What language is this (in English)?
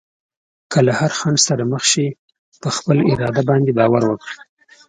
Pashto